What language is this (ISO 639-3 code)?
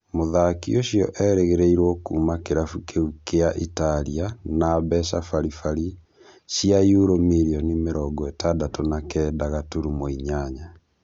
kik